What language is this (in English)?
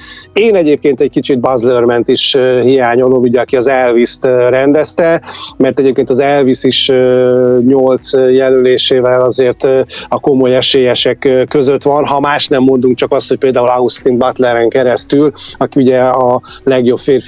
Hungarian